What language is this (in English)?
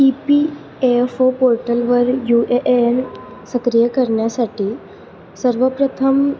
Marathi